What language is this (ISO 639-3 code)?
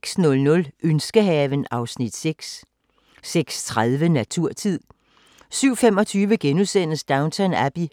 dan